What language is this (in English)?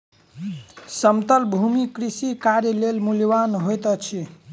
Maithili